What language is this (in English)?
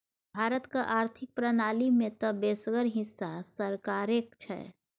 Maithili